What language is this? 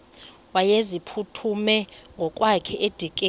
Xhosa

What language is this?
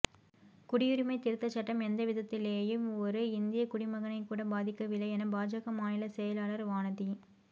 Tamil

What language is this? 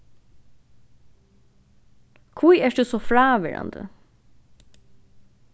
Faroese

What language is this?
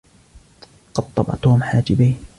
Arabic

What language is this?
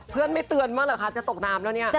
Thai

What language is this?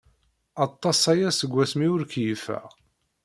Kabyle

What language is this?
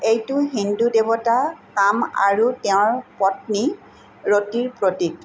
Assamese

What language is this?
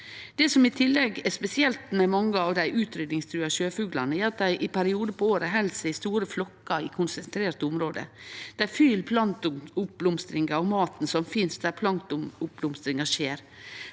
Norwegian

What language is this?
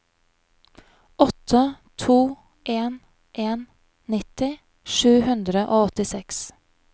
Norwegian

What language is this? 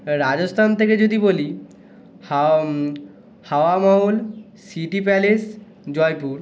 Bangla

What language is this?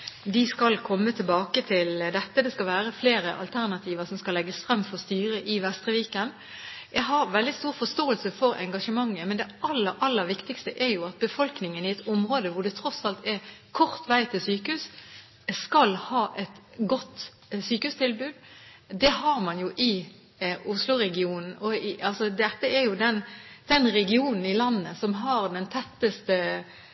Norwegian Bokmål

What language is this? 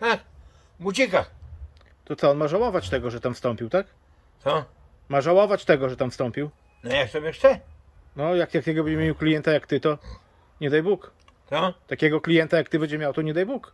Polish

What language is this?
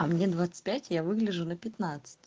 Russian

